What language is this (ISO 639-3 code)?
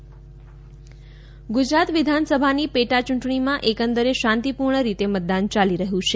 guj